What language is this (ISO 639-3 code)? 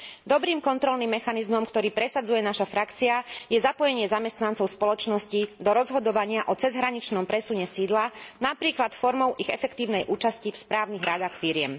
slk